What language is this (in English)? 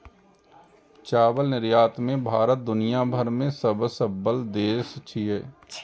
Maithili